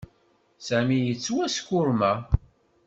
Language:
Kabyle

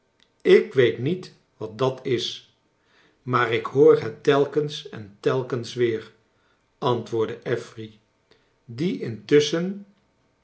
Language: Dutch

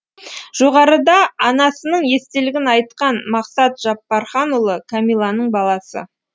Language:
Kazakh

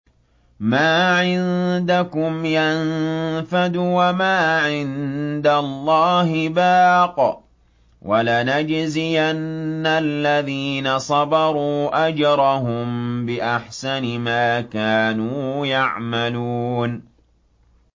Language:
Arabic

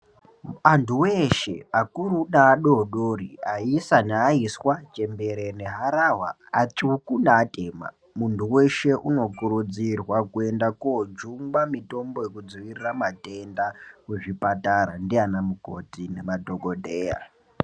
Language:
Ndau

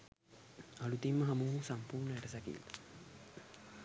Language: Sinhala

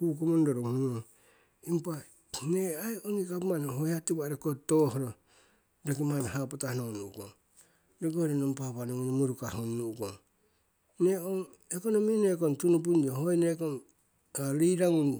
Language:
Siwai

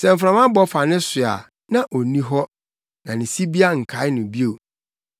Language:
Akan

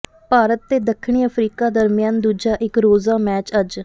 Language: Punjabi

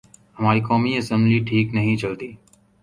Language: Urdu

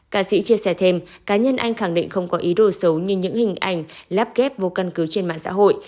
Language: Vietnamese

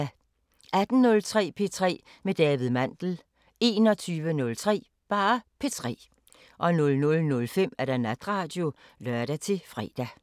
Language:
Danish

